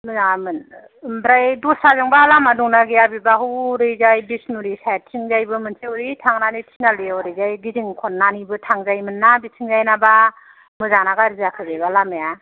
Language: Bodo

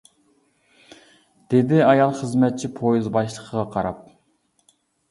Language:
Uyghur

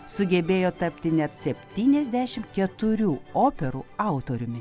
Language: Lithuanian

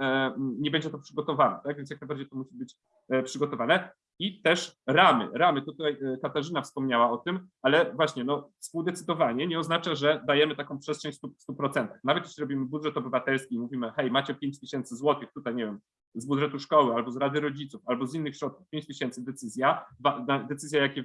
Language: Polish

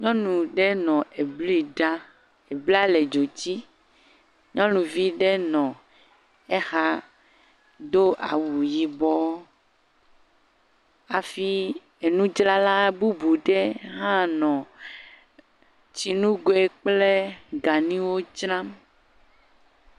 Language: Ewe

